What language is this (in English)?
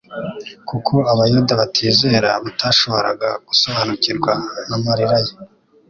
Kinyarwanda